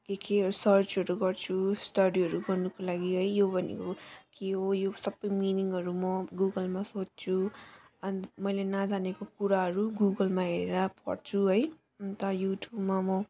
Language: Nepali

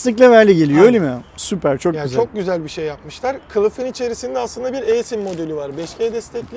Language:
Turkish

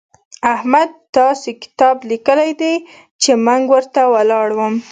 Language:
Pashto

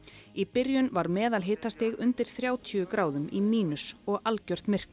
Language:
Icelandic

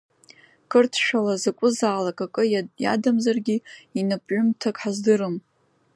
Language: Abkhazian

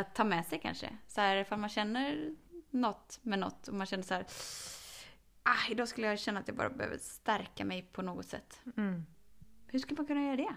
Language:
Swedish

